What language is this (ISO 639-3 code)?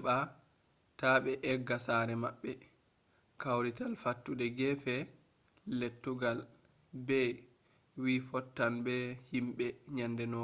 ful